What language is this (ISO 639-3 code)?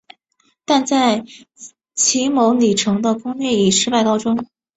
zho